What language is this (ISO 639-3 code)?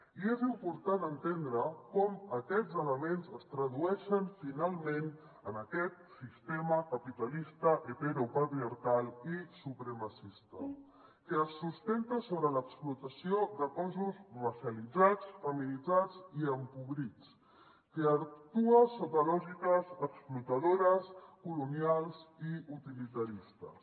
cat